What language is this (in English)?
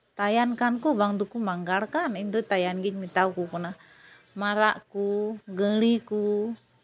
Santali